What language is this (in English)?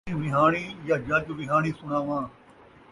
Saraiki